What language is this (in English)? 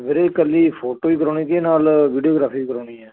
Punjabi